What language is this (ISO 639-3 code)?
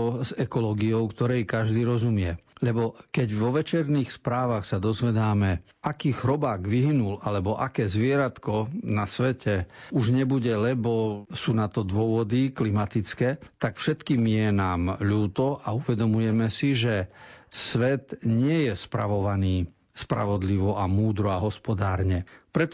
slk